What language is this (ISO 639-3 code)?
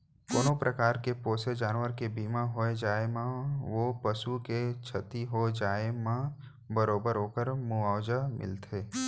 hne